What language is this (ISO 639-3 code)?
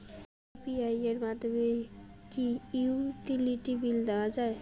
ben